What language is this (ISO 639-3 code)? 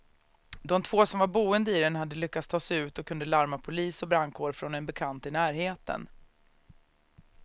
swe